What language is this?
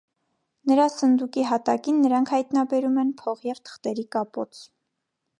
Armenian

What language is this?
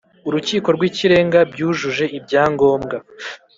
Kinyarwanda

